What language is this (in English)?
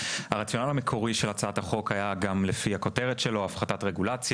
Hebrew